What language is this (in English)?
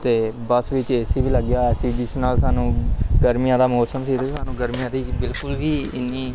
Punjabi